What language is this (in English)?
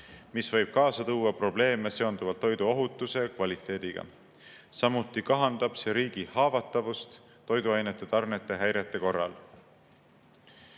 Estonian